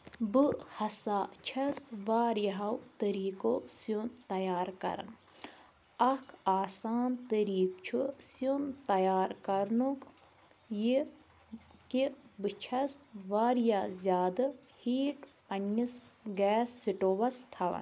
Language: Kashmiri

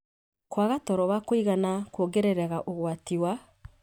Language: Kikuyu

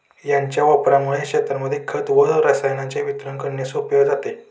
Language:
Marathi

